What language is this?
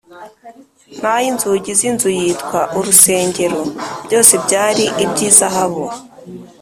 Kinyarwanda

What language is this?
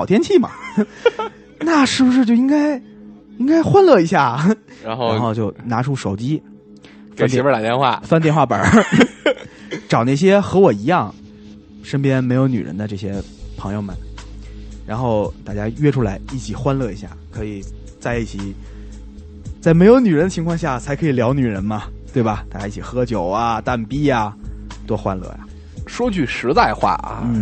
Chinese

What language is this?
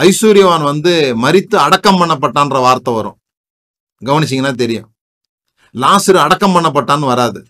Tamil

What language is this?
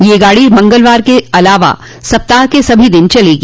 Hindi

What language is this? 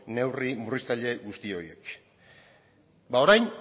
Basque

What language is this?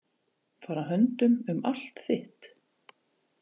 Icelandic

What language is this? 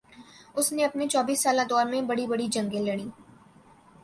Urdu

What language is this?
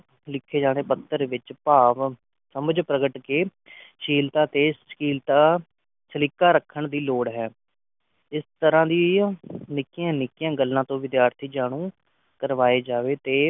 Punjabi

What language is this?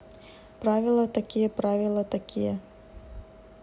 Russian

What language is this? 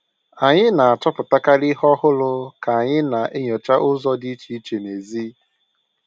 Igbo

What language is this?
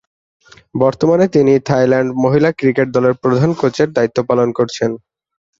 Bangla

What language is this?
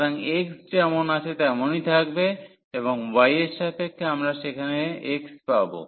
Bangla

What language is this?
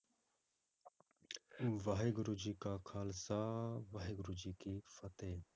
Punjabi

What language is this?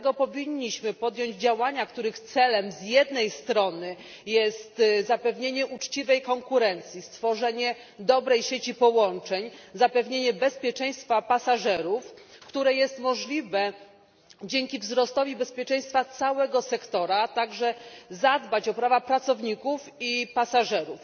Polish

